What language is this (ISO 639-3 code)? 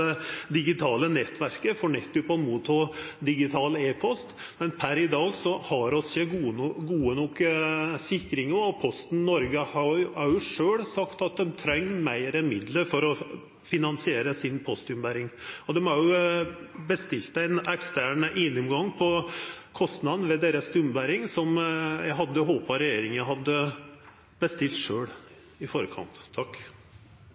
nno